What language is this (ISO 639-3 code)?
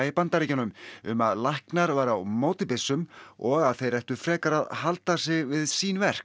isl